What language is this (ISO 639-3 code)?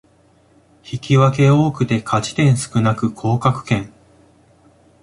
jpn